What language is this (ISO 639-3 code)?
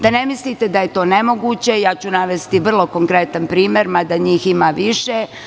srp